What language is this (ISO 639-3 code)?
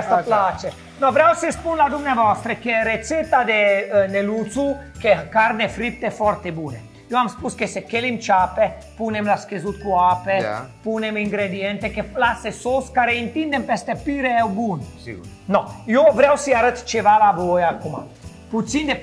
ron